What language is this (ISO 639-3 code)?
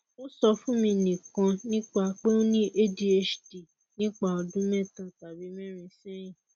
yor